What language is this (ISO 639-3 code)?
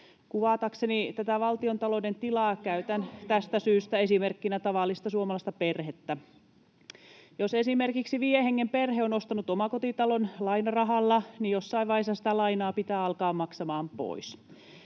fin